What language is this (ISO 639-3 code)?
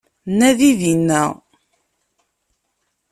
kab